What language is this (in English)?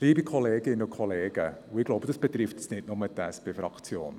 Swiss German